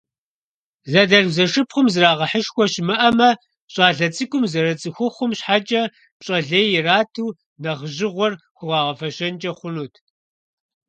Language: Kabardian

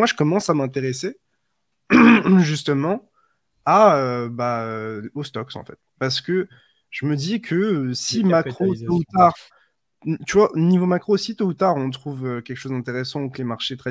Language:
French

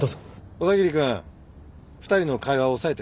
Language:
Japanese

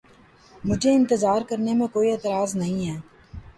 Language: Urdu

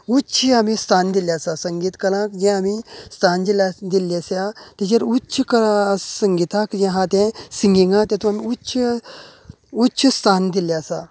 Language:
Konkani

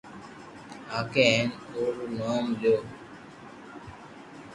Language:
Loarki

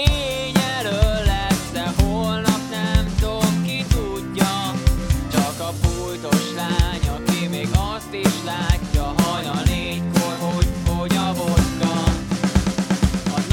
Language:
Hungarian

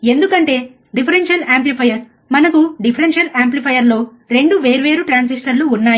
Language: Telugu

